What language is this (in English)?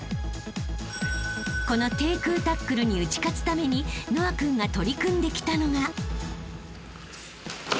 Japanese